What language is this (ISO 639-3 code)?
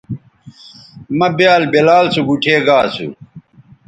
btv